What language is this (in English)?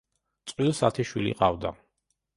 Georgian